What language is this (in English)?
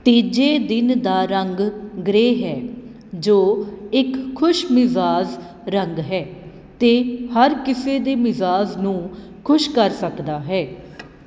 Punjabi